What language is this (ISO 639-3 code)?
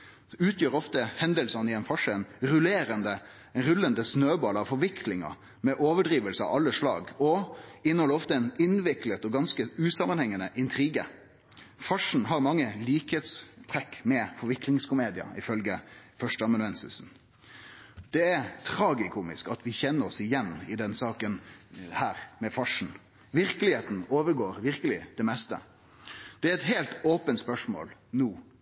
nno